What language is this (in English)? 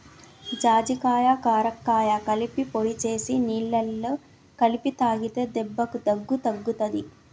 Telugu